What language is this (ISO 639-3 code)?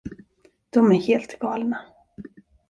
swe